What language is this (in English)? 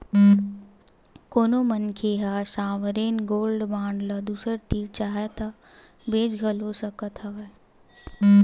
Chhattisgarhi